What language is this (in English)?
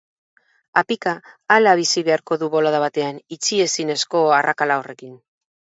Basque